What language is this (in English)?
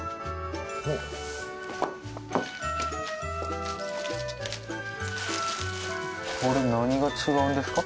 Japanese